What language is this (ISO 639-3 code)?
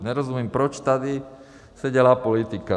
ces